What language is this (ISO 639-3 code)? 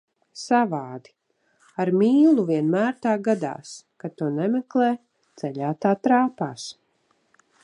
lav